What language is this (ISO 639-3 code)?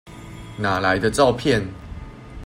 zho